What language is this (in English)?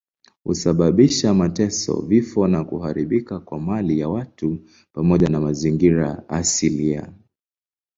Swahili